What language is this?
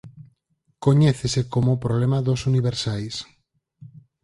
Galician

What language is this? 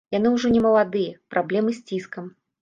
Belarusian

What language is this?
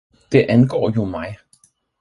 Danish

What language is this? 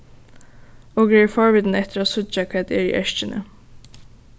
Faroese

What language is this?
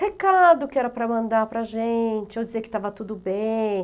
Portuguese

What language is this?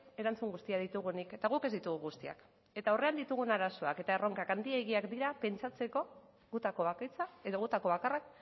Basque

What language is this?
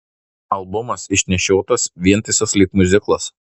Lithuanian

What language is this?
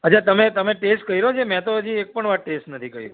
Gujarati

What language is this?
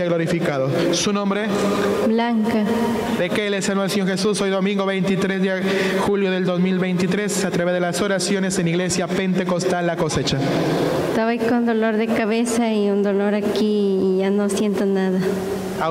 Spanish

